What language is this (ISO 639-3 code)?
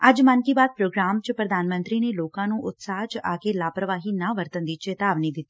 pan